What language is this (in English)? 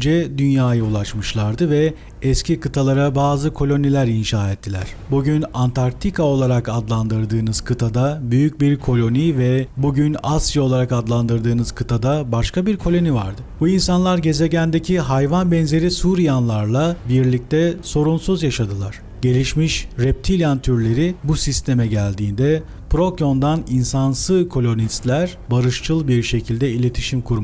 Turkish